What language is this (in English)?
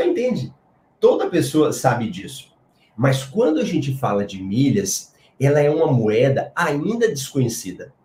Portuguese